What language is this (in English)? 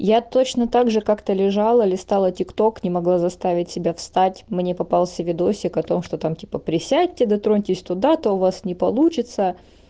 Russian